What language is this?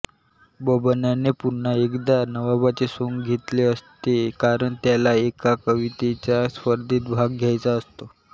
Marathi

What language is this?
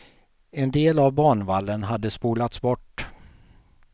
Swedish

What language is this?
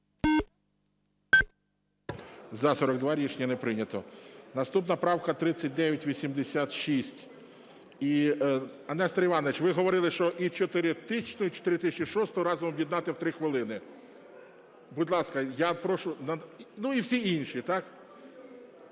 Ukrainian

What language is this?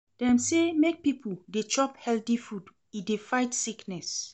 Nigerian Pidgin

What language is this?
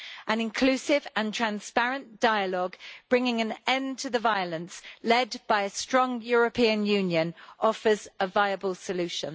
English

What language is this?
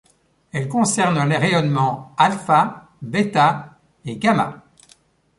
French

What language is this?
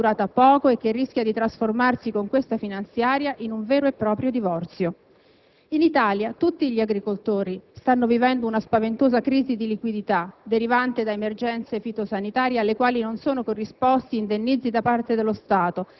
Italian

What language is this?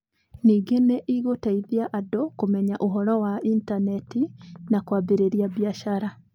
Kikuyu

